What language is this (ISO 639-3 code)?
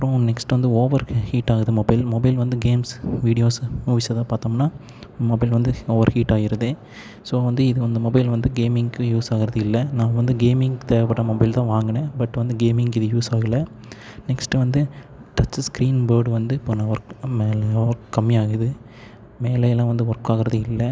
tam